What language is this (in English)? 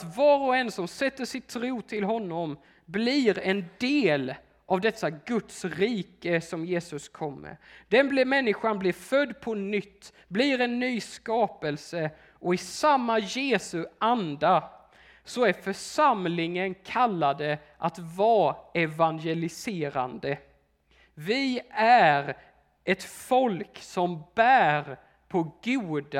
Swedish